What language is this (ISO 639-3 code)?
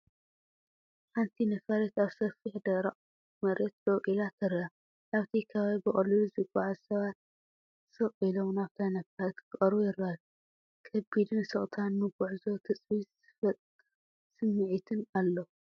tir